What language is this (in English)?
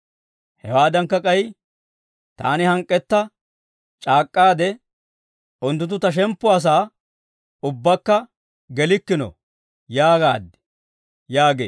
Dawro